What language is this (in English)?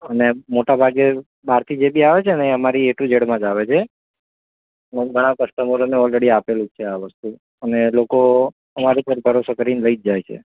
Gujarati